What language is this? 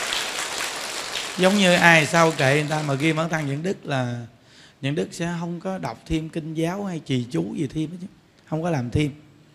Vietnamese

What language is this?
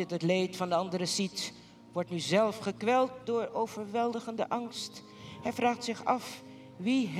Dutch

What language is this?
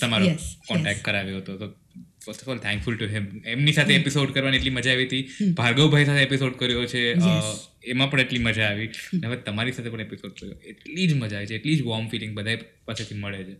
Gujarati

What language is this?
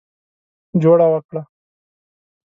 Pashto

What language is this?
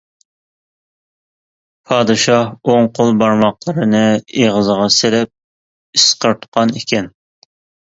Uyghur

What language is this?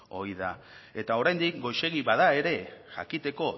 Basque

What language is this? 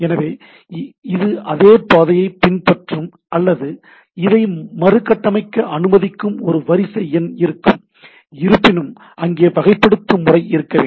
Tamil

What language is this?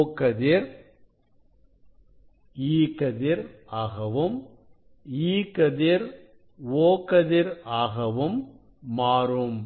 Tamil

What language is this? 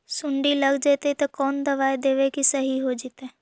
Magahi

